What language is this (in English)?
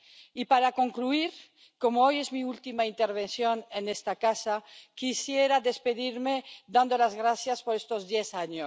Spanish